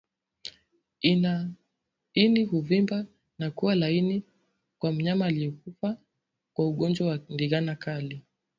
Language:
Swahili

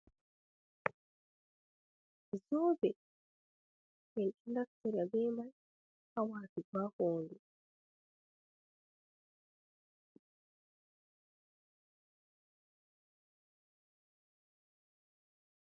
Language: Fula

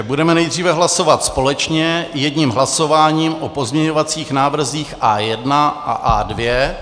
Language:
Czech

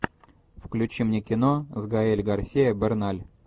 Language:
Russian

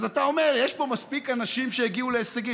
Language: Hebrew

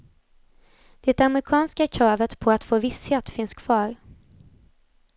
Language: Swedish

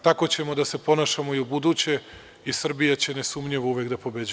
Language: Serbian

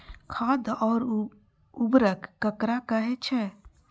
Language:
Maithili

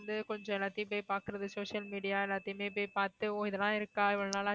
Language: Tamil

